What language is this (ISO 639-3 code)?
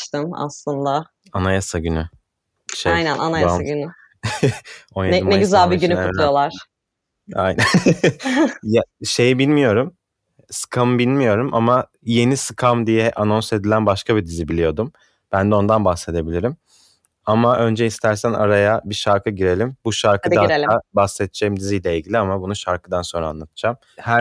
tur